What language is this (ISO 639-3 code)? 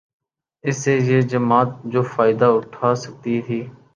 urd